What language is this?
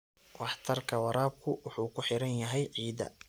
Somali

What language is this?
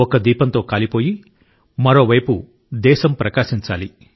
Telugu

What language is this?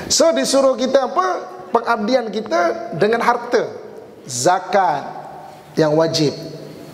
Malay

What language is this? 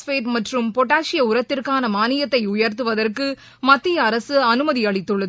Tamil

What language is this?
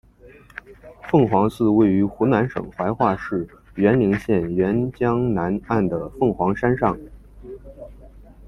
Chinese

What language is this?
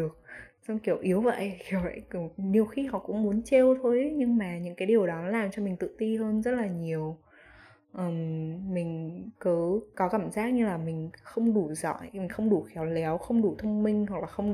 Vietnamese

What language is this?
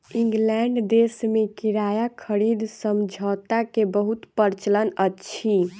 Maithili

